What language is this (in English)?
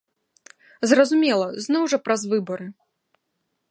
Belarusian